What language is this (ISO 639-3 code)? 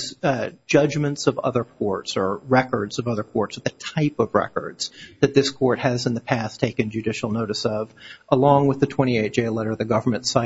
eng